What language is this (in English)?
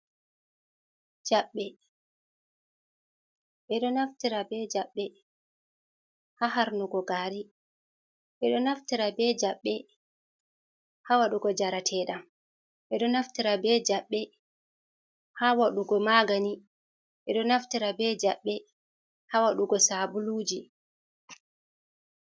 Fula